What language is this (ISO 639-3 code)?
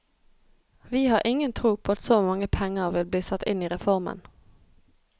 nor